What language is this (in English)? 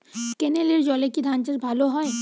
Bangla